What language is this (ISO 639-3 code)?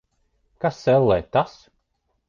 lav